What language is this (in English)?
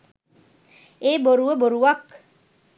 Sinhala